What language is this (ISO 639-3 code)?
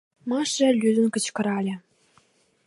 chm